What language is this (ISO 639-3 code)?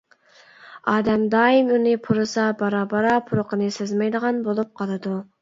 uig